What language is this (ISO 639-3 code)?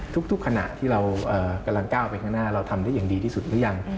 tha